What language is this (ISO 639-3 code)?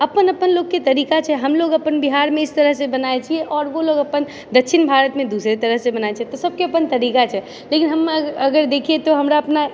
mai